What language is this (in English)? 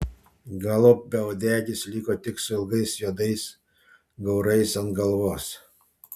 Lithuanian